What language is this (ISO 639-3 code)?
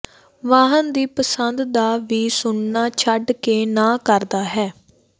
pan